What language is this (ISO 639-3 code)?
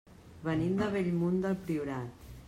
cat